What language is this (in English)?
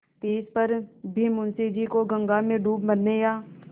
Hindi